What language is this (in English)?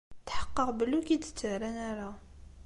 Kabyle